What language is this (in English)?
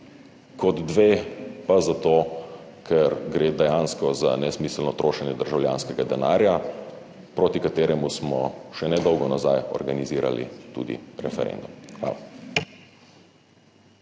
Slovenian